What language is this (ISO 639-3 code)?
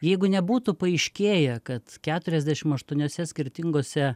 lit